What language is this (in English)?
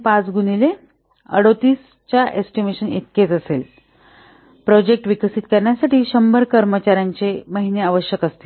Marathi